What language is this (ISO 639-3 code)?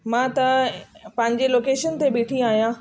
snd